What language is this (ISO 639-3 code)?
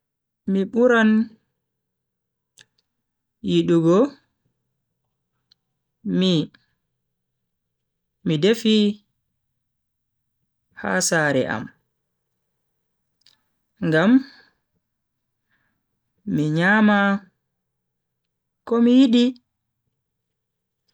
fui